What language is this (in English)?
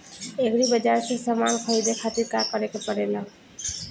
Bhojpuri